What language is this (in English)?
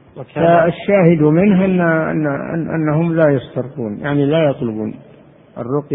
Arabic